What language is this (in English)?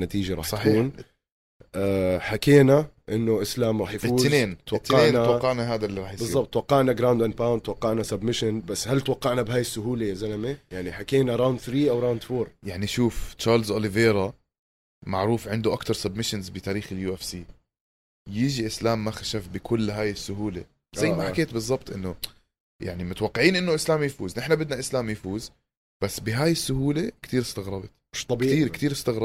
Arabic